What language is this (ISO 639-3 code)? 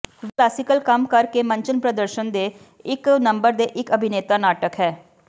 pan